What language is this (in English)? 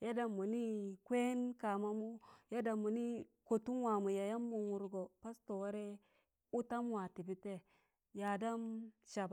Tangale